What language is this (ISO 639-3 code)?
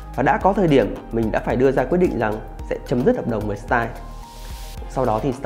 vie